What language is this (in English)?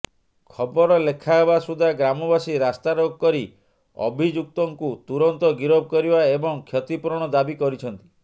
Odia